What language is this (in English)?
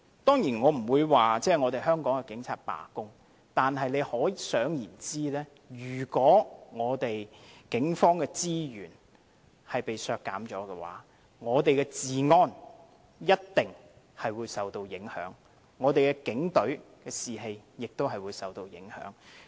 Cantonese